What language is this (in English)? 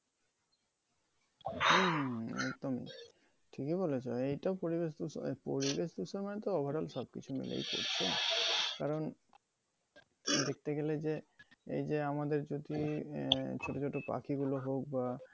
Bangla